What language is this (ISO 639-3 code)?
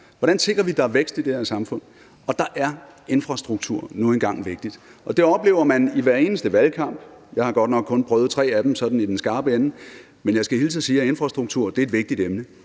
dan